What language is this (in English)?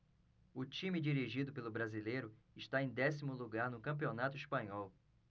Portuguese